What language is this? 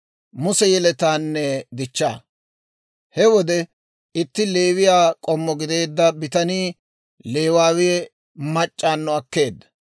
Dawro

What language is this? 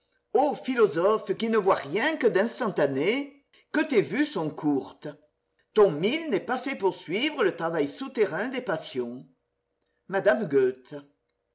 French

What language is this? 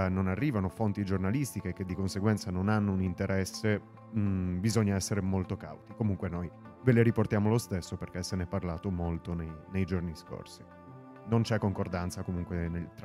Italian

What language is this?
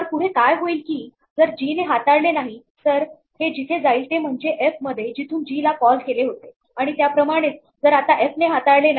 Marathi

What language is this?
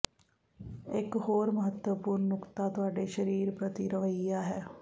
Punjabi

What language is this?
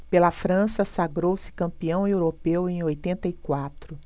Portuguese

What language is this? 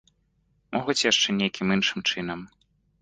Belarusian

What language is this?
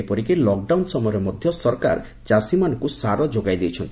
Odia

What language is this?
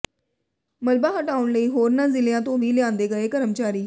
Punjabi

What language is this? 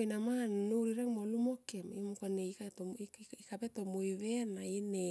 Tomoip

